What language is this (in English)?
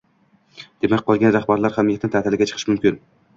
Uzbek